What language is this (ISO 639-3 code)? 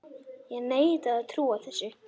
isl